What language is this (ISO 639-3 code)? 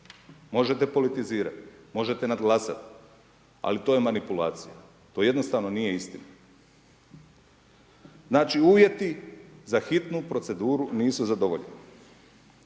hrv